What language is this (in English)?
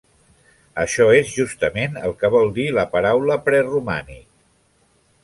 Catalan